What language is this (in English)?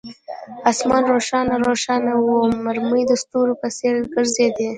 Pashto